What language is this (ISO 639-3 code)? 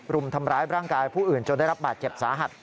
tha